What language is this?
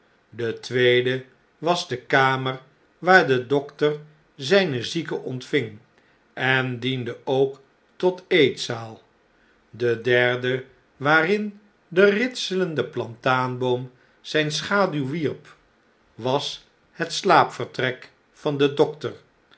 Dutch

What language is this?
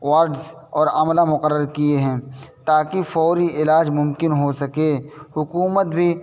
Urdu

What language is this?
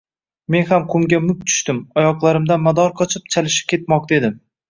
Uzbek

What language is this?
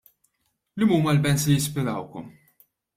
Maltese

